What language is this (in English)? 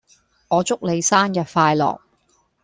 Cantonese